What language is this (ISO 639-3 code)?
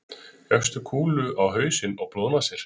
isl